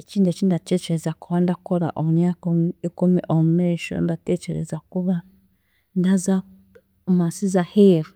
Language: Chiga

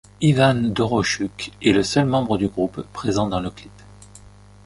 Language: French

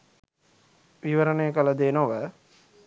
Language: Sinhala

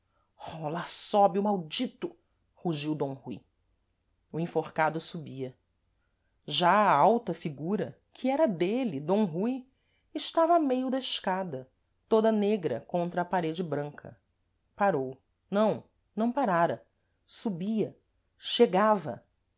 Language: Portuguese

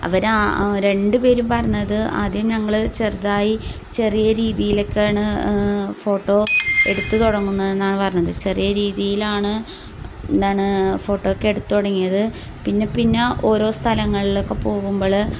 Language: Malayalam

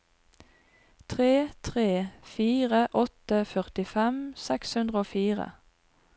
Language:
Norwegian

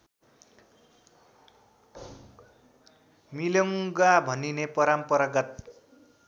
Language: Nepali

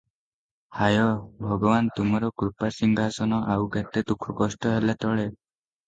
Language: Odia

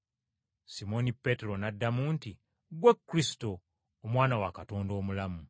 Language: Ganda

